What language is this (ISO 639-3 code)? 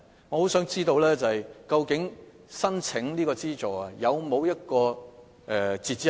yue